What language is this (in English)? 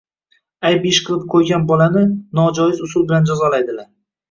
Uzbek